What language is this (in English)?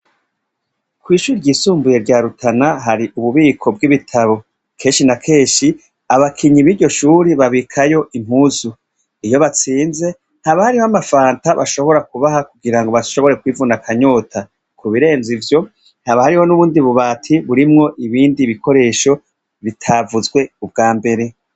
Rundi